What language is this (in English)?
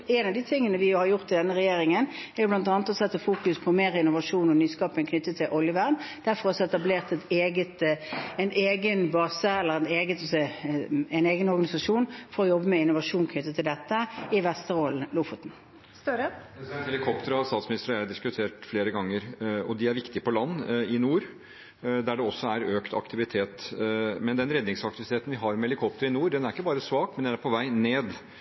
Norwegian